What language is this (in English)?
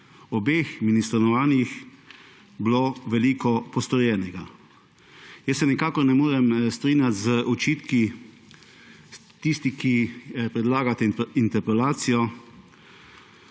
Slovenian